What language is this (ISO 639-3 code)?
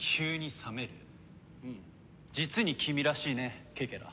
jpn